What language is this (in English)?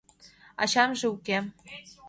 Mari